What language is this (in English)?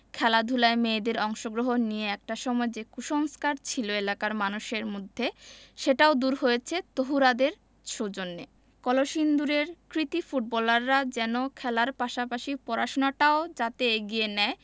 Bangla